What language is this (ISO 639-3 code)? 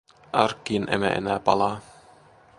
fin